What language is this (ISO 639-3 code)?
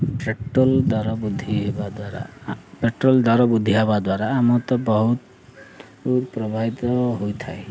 ori